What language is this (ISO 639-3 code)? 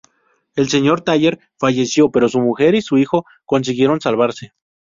spa